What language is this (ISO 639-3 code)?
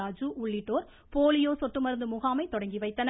tam